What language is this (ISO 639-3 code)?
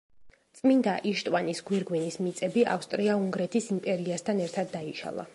kat